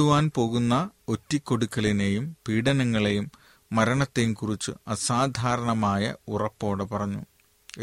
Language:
Malayalam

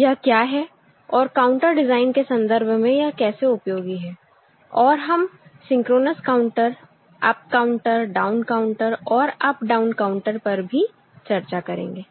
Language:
Hindi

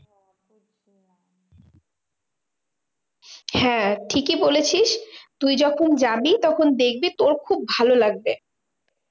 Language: Bangla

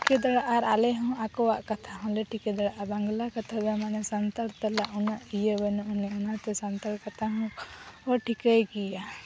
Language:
Santali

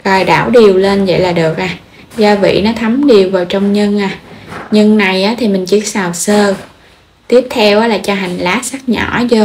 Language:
Vietnamese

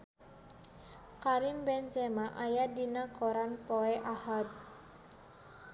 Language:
Sundanese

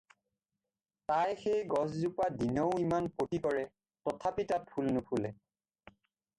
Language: Assamese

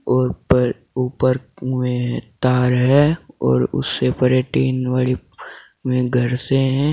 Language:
Hindi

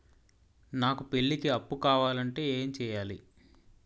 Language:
Telugu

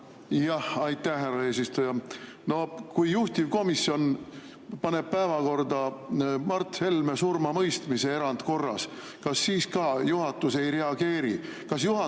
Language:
Estonian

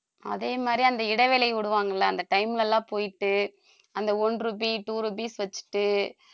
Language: Tamil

